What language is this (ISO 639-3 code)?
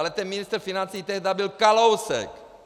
ces